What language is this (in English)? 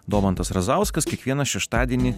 Lithuanian